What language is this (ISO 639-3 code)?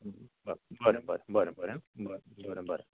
kok